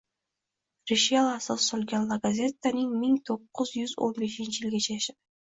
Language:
Uzbek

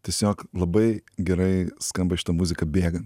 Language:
Lithuanian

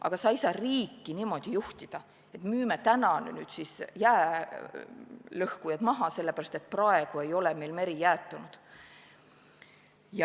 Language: Estonian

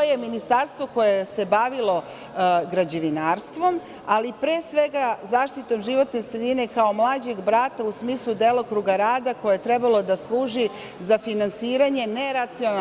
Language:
Serbian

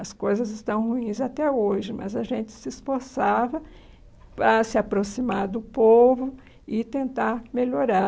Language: Portuguese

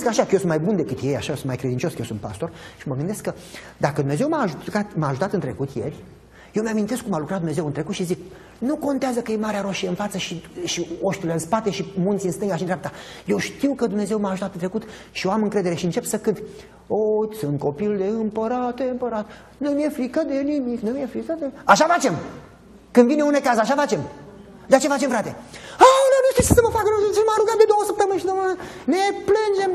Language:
Romanian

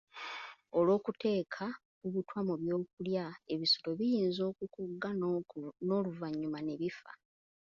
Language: Ganda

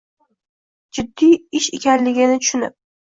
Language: Uzbek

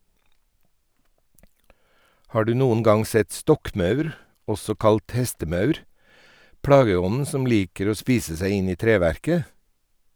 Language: Norwegian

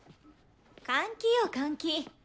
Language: Japanese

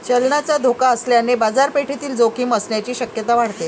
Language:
Marathi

